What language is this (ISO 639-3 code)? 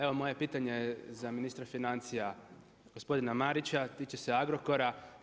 hrv